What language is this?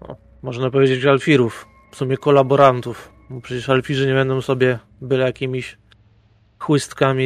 Polish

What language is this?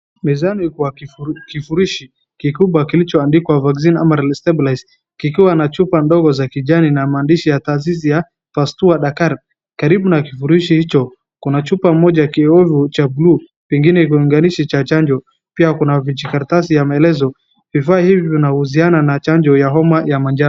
Swahili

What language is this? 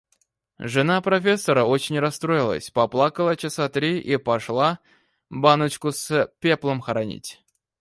Russian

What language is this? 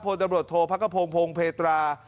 Thai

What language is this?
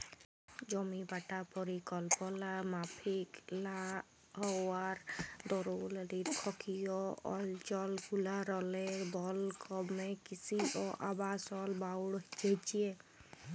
Bangla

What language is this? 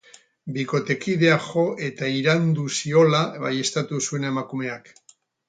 Basque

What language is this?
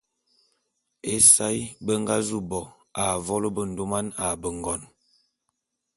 Bulu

